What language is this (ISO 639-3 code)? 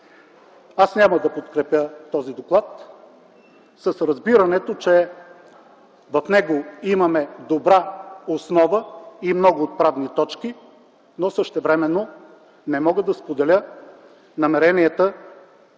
bul